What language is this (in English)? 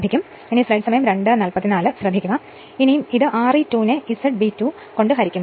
Malayalam